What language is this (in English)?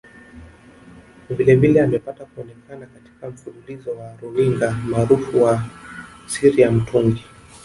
Swahili